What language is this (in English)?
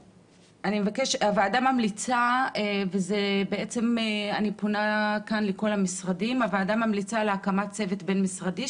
Hebrew